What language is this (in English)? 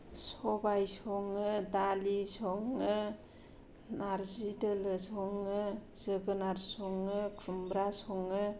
Bodo